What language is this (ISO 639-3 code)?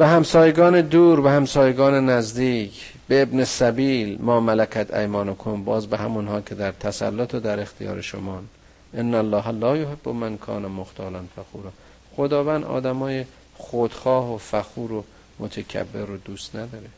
fas